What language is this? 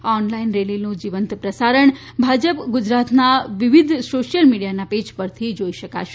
Gujarati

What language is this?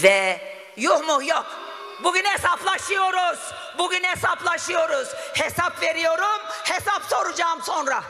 Turkish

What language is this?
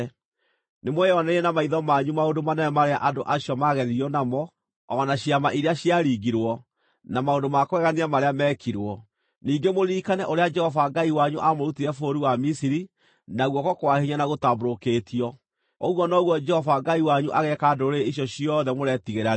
Kikuyu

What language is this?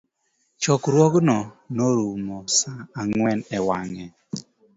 Luo (Kenya and Tanzania)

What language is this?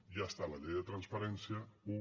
Catalan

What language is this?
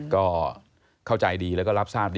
Thai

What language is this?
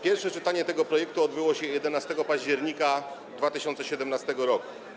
Polish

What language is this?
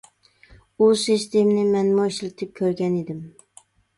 Uyghur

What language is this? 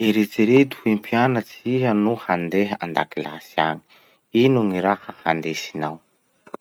Masikoro Malagasy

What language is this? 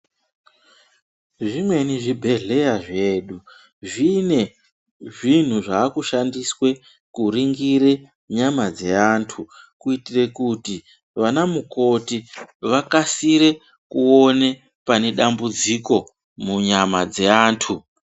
Ndau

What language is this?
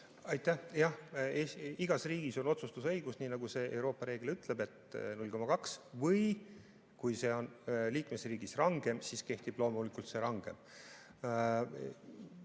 Estonian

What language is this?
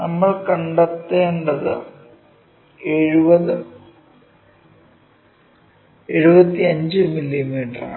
Malayalam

